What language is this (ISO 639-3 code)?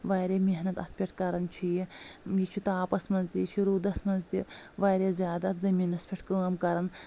kas